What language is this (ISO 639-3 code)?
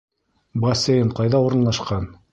bak